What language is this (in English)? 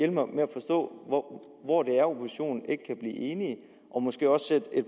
Danish